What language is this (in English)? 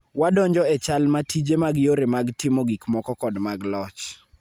Luo (Kenya and Tanzania)